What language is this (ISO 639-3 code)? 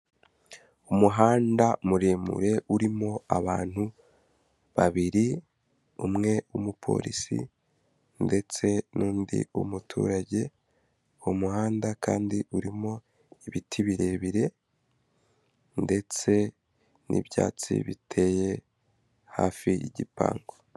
kin